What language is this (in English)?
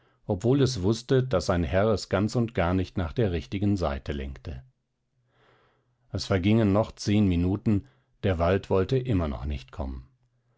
German